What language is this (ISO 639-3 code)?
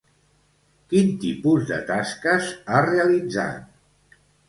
cat